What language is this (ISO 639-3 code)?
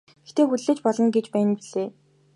mon